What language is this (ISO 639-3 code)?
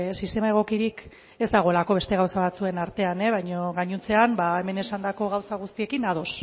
eus